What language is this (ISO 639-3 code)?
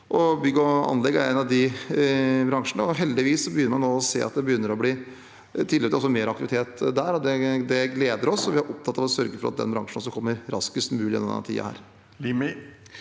nor